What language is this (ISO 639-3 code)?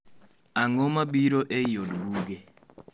luo